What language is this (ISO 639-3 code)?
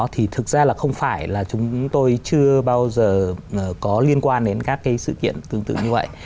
vie